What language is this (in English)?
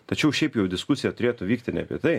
Lithuanian